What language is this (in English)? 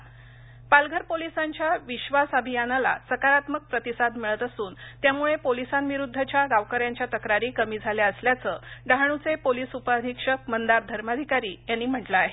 Marathi